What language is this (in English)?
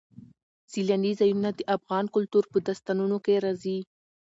Pashto